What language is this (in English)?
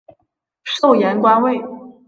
Chinese